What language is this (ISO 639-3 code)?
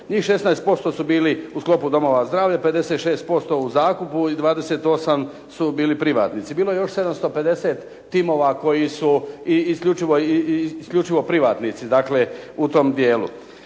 hrv